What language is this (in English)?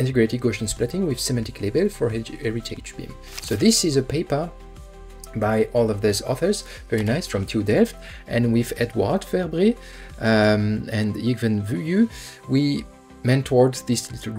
English